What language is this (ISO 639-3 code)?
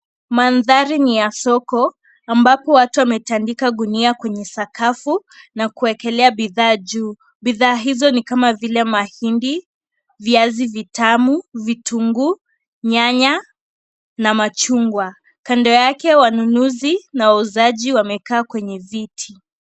swa